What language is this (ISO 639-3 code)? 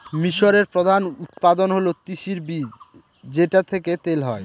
ben